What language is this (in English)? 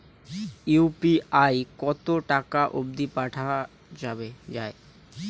Bangla